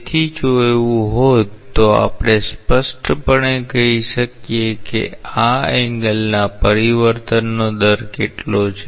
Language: Gujarati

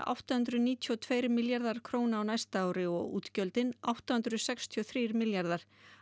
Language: Icelandic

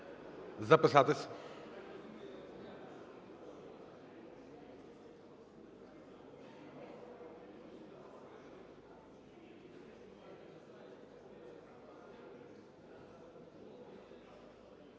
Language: Ukrainian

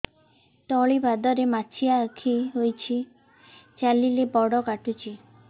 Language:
Odia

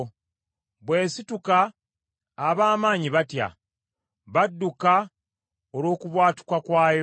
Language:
Ganda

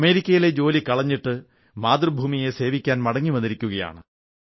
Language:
Malayalam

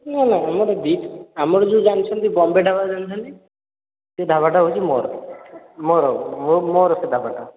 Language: Odia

